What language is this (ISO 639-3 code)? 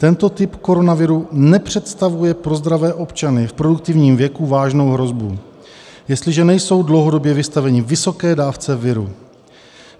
ces